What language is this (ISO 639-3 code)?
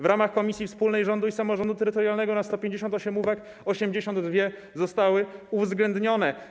pol